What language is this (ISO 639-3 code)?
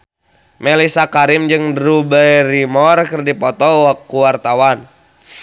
sun